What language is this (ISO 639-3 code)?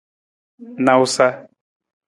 nmz